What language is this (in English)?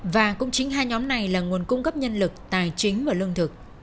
Vietnamese